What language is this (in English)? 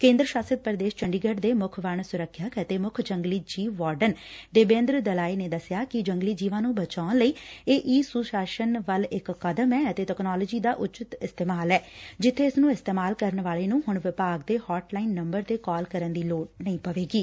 Punjabi